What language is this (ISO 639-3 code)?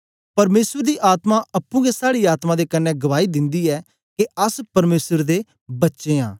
doi